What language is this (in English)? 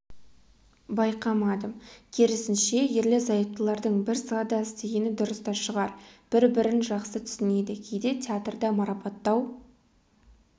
Kazakh